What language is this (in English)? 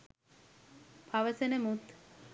Sinhala